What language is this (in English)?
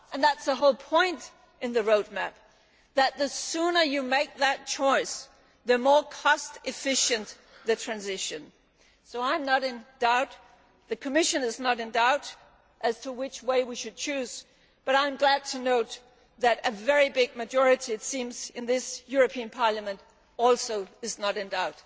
English